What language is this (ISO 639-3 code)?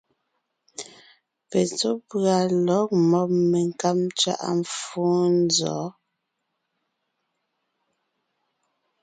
nnh